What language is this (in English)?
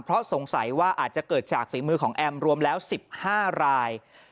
Thai